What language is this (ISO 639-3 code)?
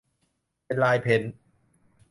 tha